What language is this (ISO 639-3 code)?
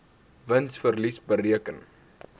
afr